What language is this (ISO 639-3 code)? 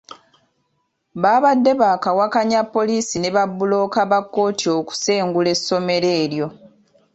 lug